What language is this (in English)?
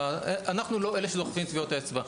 Hebrew